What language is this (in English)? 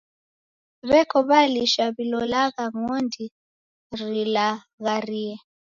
Taita